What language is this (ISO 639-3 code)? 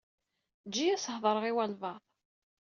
kab